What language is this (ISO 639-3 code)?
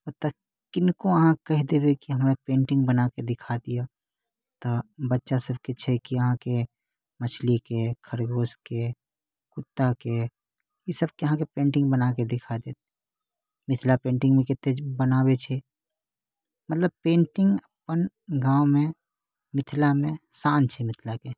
mai